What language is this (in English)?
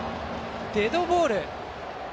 Japanese